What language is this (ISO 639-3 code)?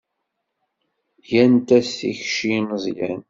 kab